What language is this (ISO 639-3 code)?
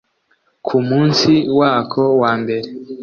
kin